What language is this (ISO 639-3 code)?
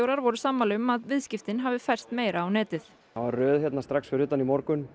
isl